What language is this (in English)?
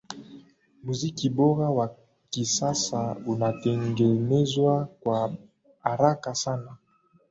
Swahili